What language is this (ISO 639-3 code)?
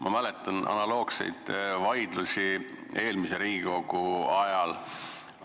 est